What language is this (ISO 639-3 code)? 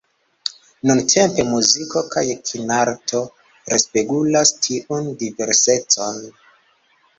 epo